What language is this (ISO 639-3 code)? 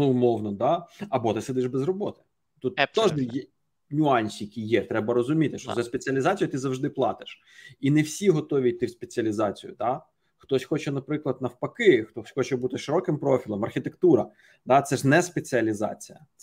ukr